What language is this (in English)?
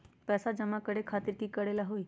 Magahi